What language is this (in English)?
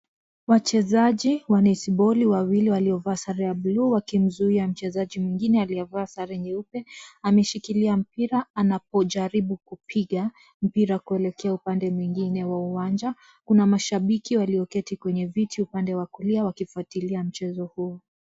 Swahili